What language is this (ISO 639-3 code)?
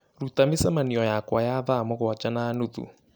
kik